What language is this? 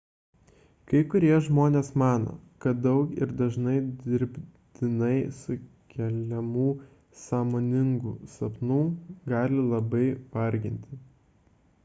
Lithuanian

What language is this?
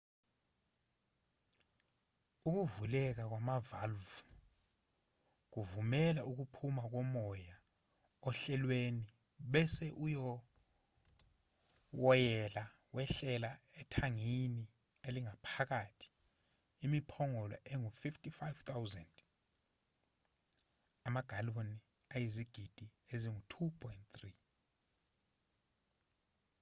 Zulu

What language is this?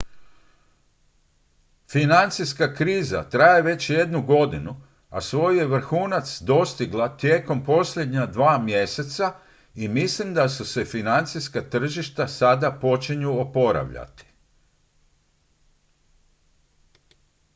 Croatian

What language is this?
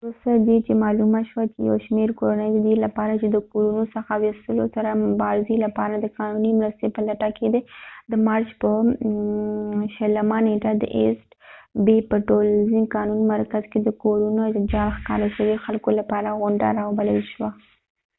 Pashto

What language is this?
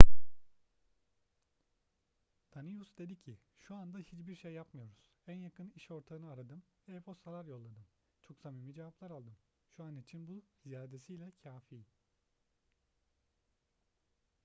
Turkish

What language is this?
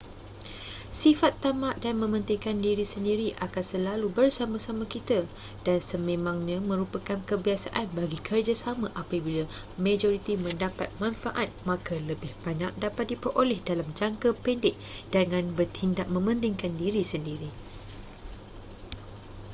Malay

